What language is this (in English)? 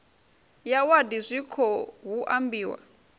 Venda